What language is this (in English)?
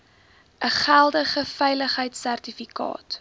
Afrikaans